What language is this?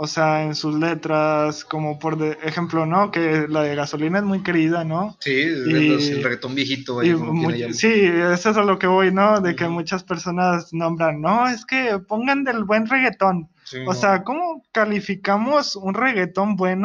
Spanish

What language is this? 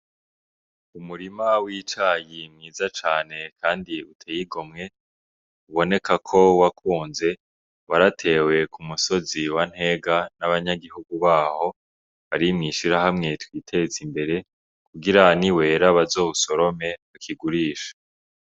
Rundi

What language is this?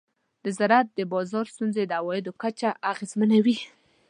Pashto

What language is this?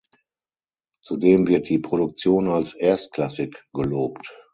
German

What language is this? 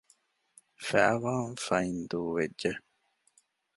Divehi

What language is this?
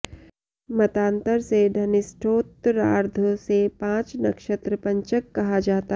Sanskrit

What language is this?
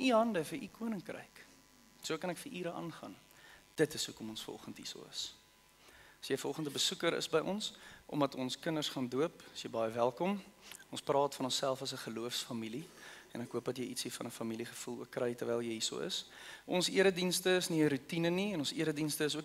Dutch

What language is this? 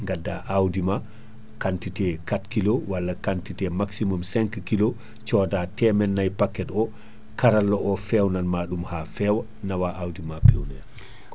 Fula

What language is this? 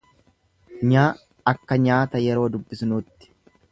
Oromo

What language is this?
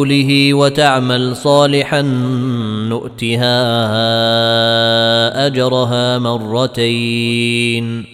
Arabic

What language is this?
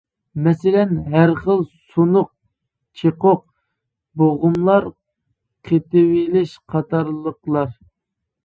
Uyghur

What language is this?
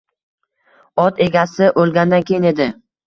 Uzbek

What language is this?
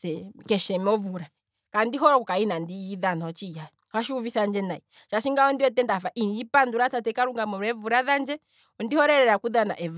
Kwambi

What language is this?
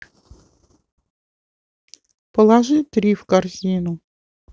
Russian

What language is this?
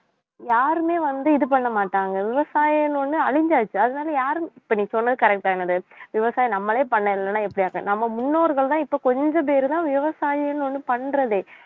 Tamil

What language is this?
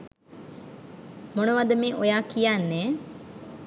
Sinhala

